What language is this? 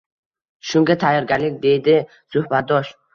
Uzbek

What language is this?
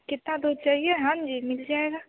Hindi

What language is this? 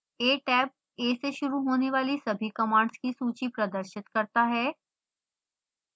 Hindi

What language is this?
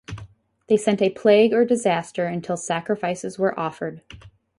English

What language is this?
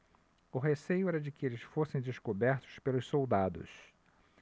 Portuguese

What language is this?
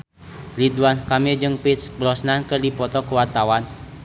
Sundanese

